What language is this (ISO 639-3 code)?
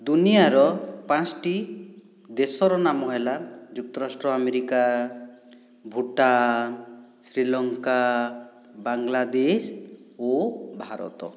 ori